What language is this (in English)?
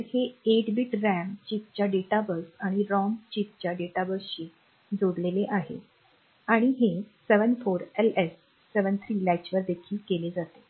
Marathi